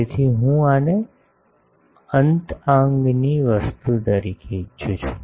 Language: Gujarati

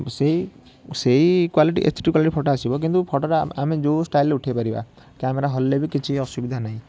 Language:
Odia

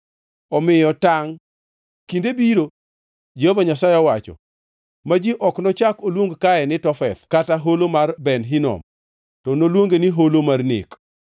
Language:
Luo (Kenya and Tanzania)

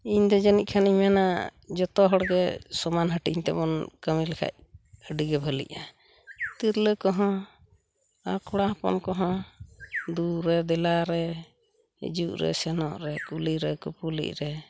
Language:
Santali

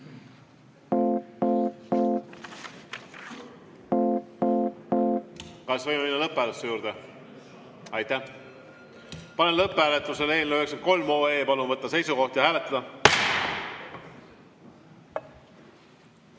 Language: Estonian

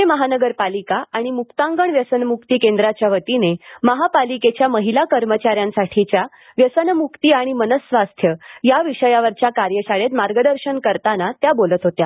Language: Marathi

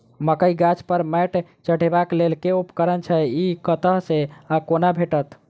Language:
Maithili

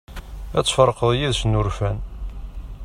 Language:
Kabyle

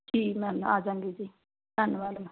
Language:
Punjabi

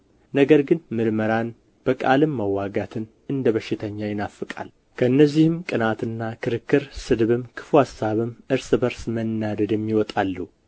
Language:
Amharic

